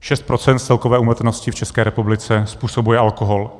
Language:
Czech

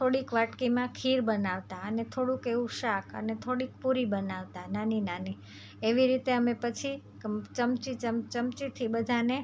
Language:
Gujarati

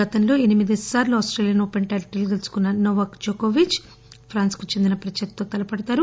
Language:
Telugu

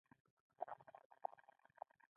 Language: Pashto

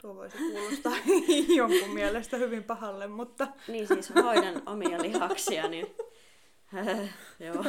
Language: Finnish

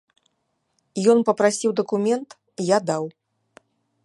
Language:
Belarusian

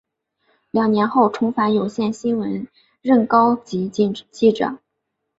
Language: Chinese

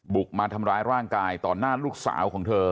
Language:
Thai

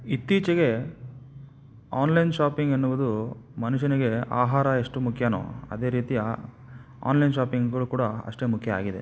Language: Kannada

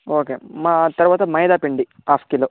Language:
Telugu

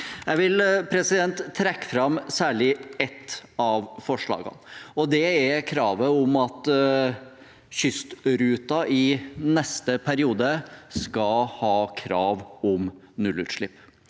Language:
Norwegian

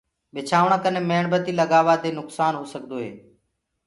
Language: Gurgula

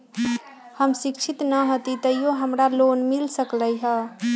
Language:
Magahi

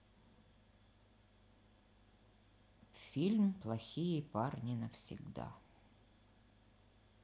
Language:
Russian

